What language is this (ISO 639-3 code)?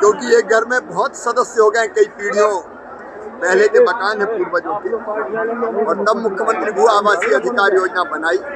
hin